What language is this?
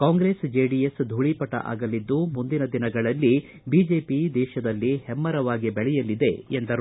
Kannada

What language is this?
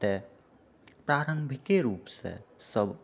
Maithili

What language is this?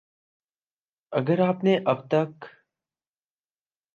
Urdu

